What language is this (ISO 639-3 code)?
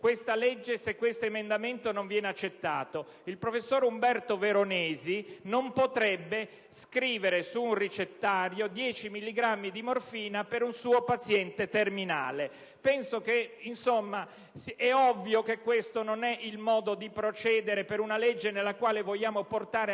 ita